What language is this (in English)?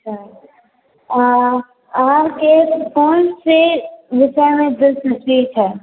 Maithili